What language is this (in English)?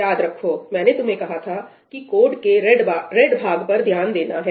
Hindi